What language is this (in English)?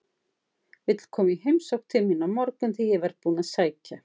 Icelandic